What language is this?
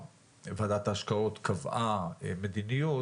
Hebrew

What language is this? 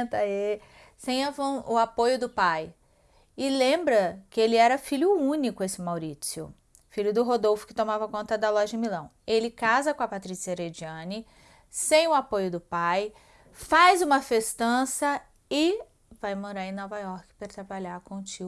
Portuguese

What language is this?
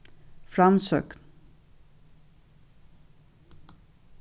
Faroese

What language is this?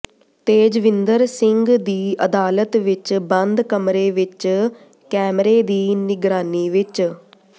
Punjabi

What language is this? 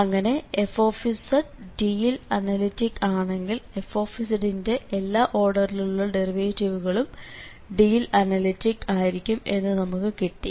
Malayalam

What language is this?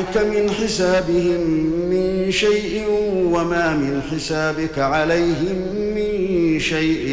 Arabic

